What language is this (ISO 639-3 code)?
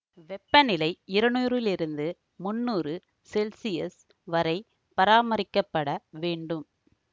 tam